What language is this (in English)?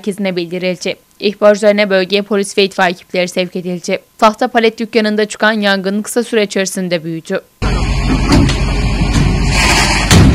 Turkish